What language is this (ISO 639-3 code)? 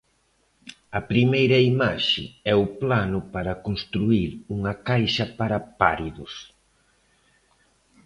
glg